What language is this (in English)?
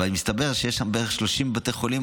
Hebrew